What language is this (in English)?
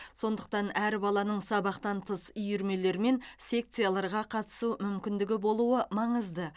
Kazakh